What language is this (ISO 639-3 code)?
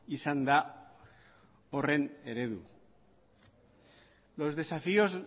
eus